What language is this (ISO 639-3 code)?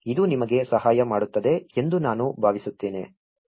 kan